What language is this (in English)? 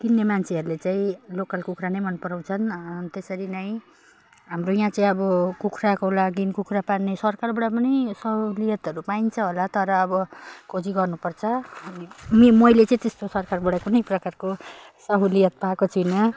Nepali